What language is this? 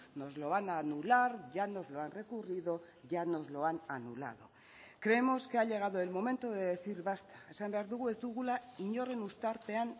Spanish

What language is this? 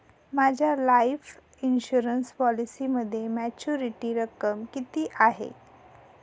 Marathi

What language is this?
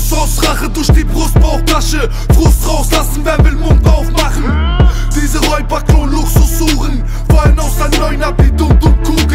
German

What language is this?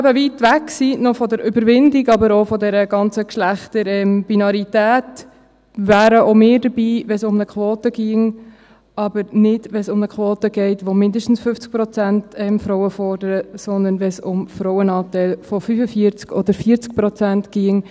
Swiss German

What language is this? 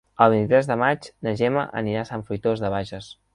Catalan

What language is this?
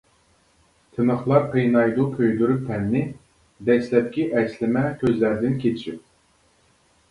Uyghur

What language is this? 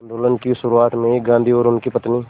Hindi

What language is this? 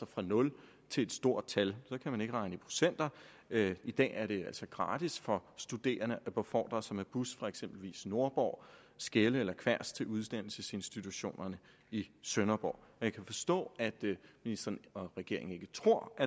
Danish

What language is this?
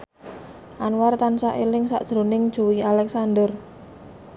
Javanese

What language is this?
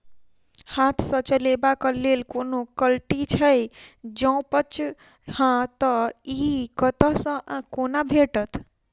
Maithili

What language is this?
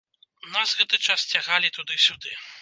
Belarusian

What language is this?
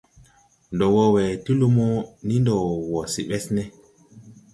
Tupuri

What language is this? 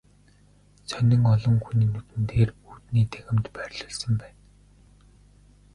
Mongolian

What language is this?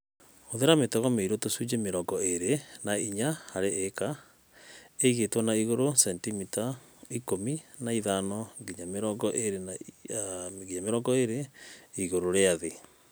Kikuyu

